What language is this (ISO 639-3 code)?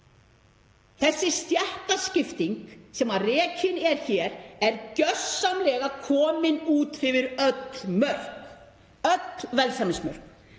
isl